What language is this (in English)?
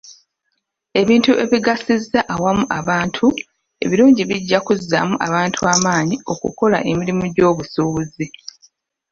Ganda